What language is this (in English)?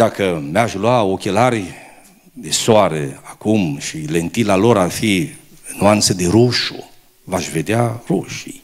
Romanian